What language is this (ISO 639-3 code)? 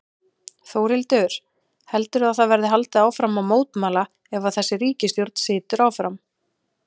isl